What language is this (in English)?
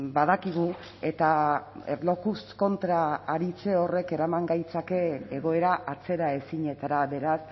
Basque